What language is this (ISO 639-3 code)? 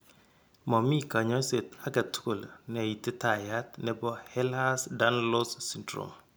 kln